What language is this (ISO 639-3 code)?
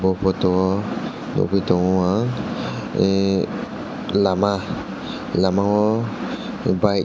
trp